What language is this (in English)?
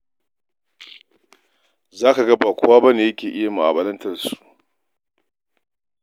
Hausa